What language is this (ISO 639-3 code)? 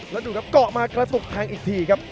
tha